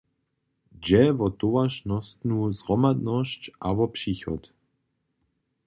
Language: Upper Sorbian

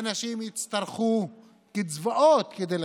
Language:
Hebrew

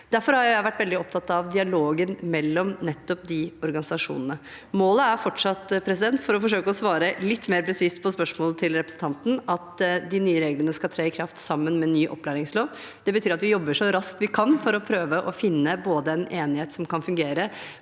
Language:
Norwegian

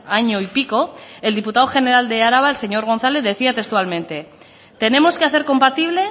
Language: Spanish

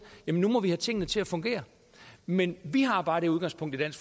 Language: Danish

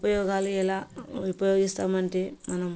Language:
Telugu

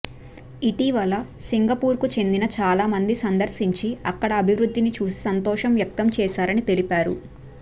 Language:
Telugu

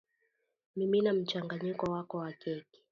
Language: Swahili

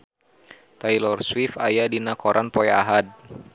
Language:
Sundanese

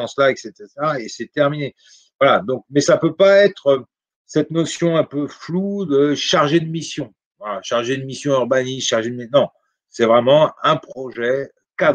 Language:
French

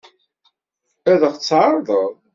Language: Kabyle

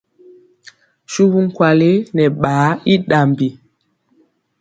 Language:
Mpiemo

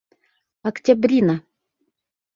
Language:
Bashkir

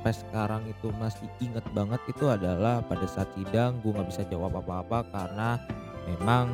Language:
Indonesian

